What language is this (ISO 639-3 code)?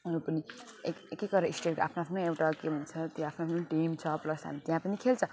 nep